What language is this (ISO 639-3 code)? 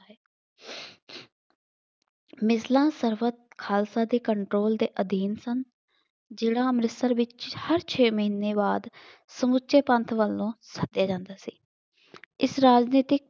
pan